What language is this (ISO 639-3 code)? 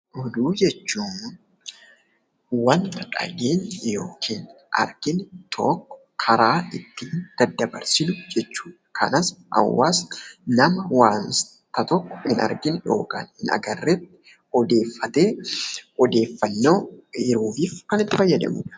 orm